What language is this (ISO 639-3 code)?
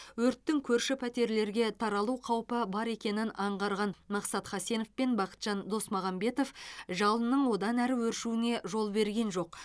kaz